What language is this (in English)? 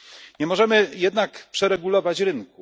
Polish